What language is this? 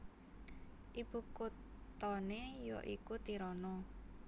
Javanese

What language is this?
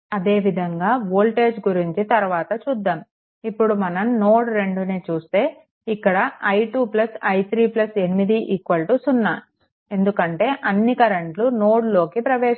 Telugu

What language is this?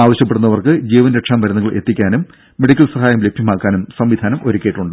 Malayalam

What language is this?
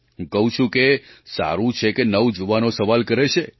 Gujarati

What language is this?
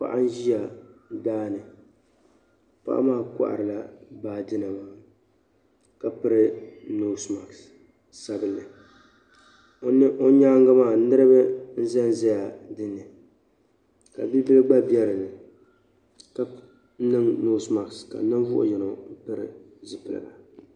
Dagbani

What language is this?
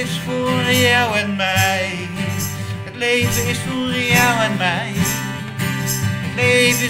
Dutch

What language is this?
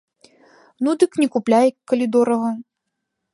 Belarusian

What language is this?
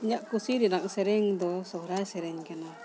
Santali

